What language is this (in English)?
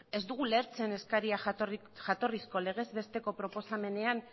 Basque